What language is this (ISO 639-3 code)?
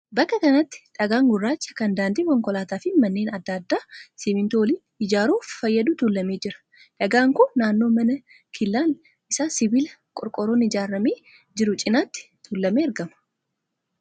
orm